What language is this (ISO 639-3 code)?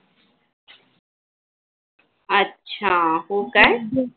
mar